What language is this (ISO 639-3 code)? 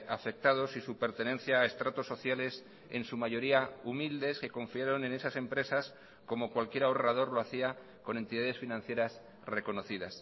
spa